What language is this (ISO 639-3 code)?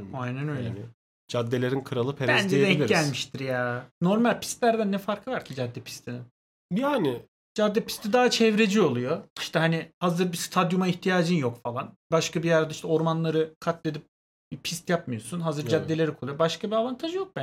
tur